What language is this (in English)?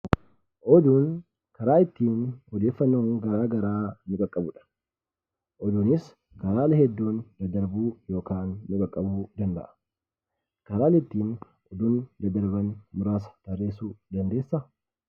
Oromo